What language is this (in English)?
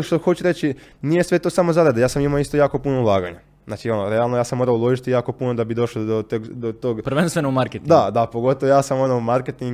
Croatian